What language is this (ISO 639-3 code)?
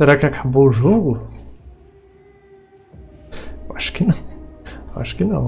por